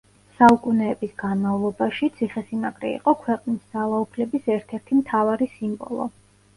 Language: Georgian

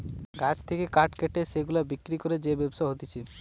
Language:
Bangla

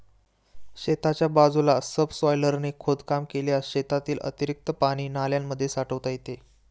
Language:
Marathi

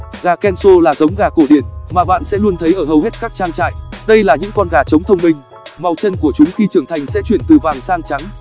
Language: Vietnamese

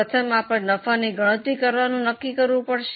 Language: Gujarati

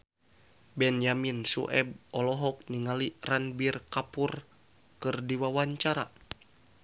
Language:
Sundanese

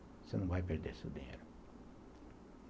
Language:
Portuguese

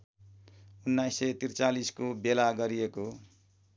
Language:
Nepali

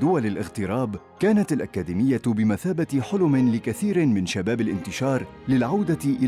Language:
Arabic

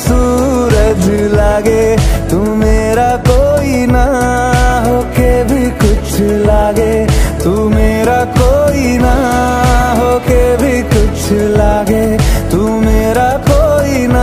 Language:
Arabic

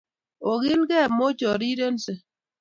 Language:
Kalenjin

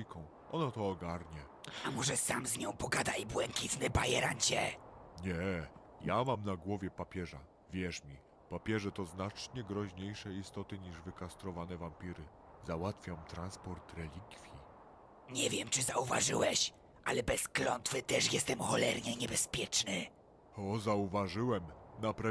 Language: Polish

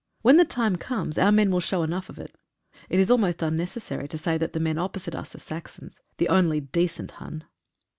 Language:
English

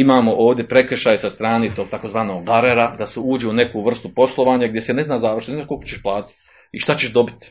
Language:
Croatian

